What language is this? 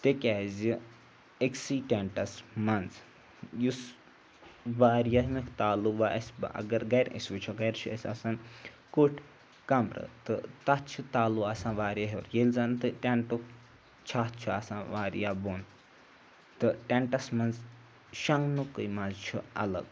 Kashmiri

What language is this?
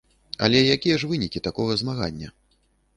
Belarusian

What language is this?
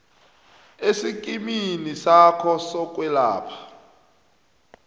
South Ndebele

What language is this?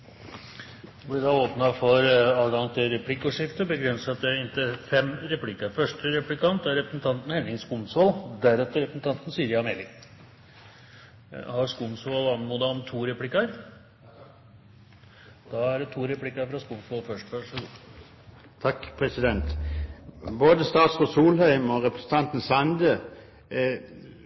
Norwegian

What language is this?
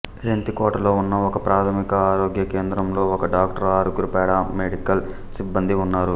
Telugu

